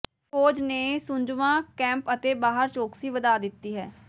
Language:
Punjabi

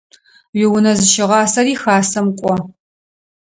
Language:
Adyghe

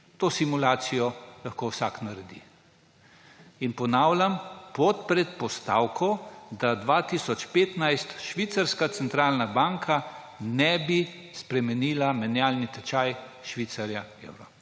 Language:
Slovenian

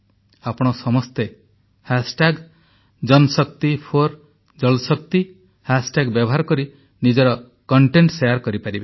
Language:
Odia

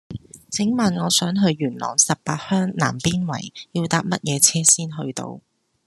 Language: Cantonese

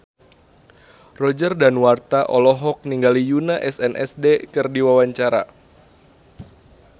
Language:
Sundanese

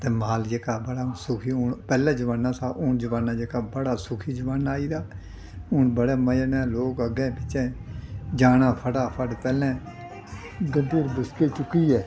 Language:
Dogri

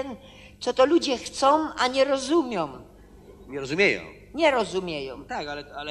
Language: Polish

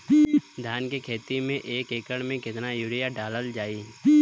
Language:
Bhojpuri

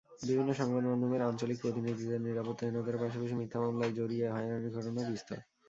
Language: Bangla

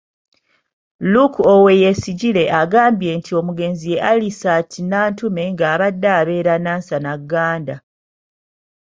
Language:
Ganda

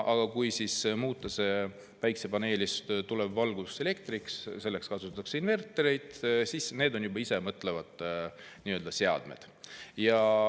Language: Estonian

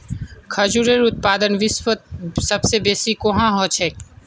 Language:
Magahi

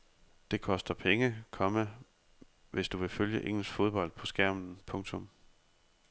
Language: Danish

